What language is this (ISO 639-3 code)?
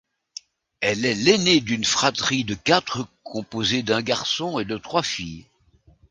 fra